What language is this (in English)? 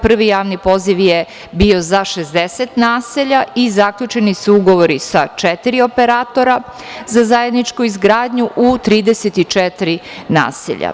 Serbian